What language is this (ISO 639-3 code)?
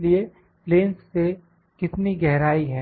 hin